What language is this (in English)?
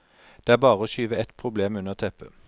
Norwegian